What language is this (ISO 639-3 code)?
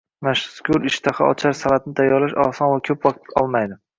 uzb